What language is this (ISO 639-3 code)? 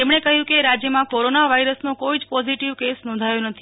guj